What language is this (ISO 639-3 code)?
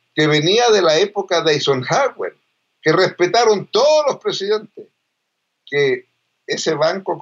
spa